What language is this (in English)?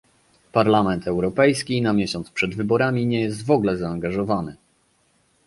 Polish